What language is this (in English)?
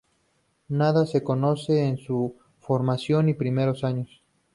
Spanish